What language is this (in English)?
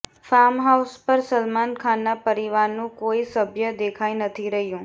Gujarati